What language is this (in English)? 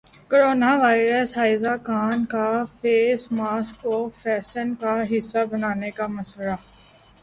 Urdu